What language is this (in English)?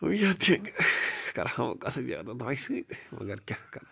Kashmiri